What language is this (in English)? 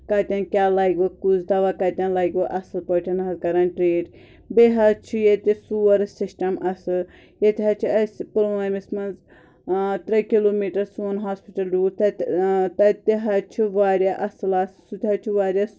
Kashmiri